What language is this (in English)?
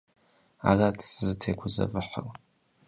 Kabardian